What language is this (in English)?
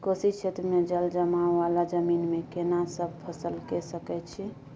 Maithili